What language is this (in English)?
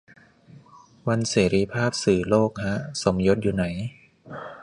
Thai